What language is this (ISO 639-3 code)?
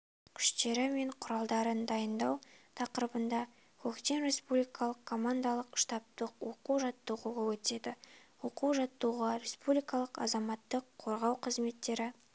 kaz